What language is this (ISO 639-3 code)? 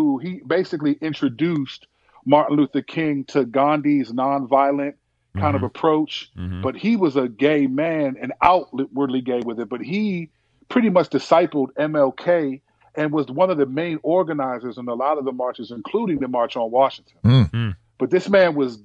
eng